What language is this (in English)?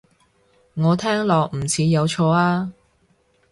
Cantonese